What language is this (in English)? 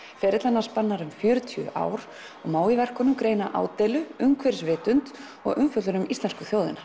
Icelandic